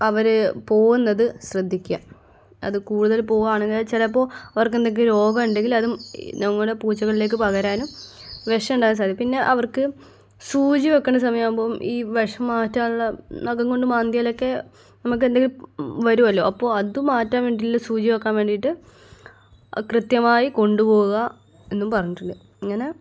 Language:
Malayalam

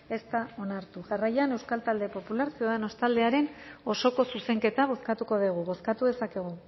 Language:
Basque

